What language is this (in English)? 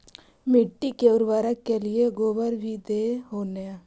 Magahi